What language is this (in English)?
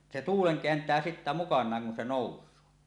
Finnish